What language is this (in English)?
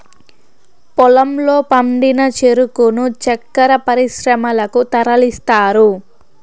Telugu